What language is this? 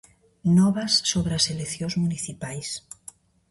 Galician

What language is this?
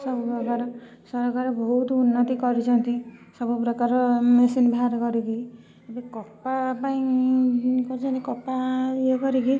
Odia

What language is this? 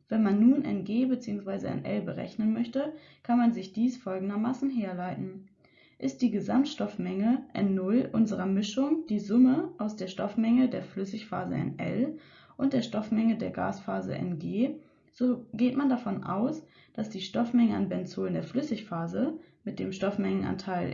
German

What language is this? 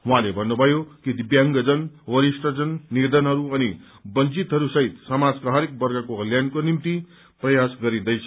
Nepali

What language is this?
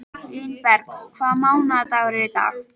Icelandic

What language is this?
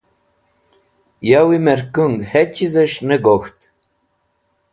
Wakhi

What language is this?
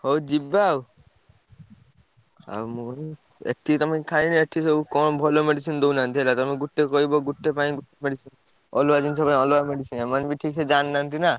Odia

